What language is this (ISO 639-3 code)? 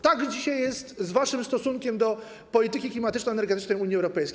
pol